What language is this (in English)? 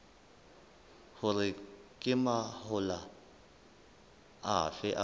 Southern Sotho